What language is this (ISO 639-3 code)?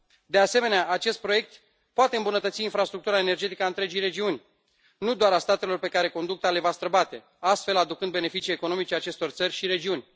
ron